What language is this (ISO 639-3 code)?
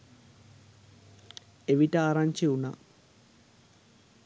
sin